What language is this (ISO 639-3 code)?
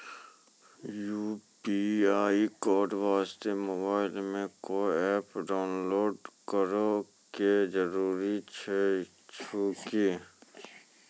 mai